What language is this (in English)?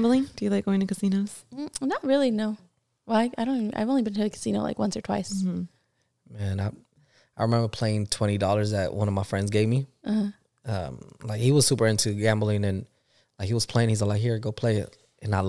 English